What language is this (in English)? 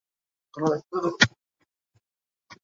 Bangla